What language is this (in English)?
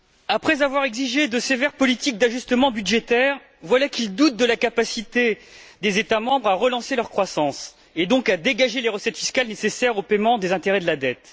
French